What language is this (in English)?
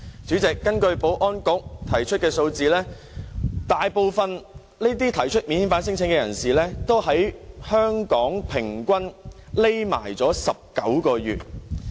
Cantonese